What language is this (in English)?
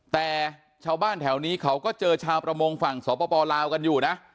Thai